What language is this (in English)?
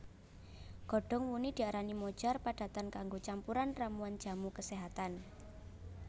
Javanese